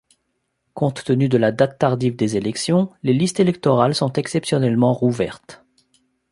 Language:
French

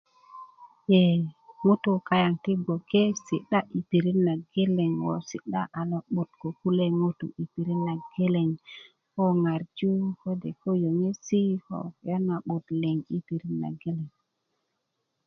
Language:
Kuku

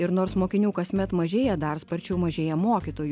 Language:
Lithuanian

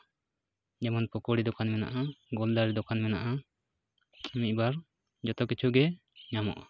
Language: Santali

